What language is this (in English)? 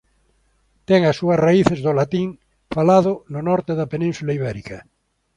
Galician